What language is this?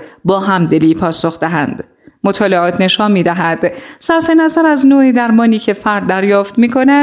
Persian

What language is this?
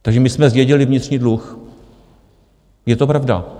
Czech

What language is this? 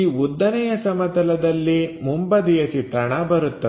Kannada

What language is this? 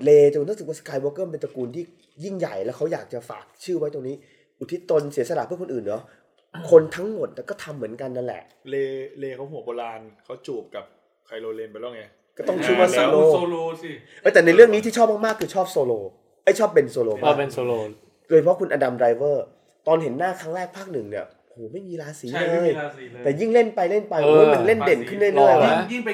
Thai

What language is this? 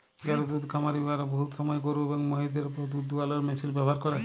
Bangla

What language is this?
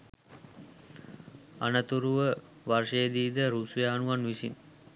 Sinhala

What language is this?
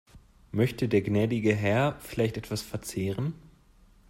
German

